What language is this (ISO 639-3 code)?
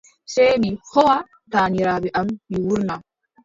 fub